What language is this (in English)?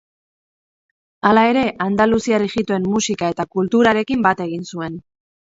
Basque